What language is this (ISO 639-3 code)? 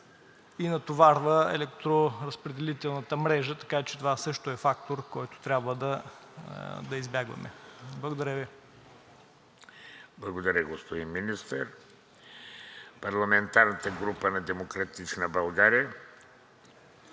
bul